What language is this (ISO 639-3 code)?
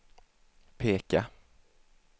swe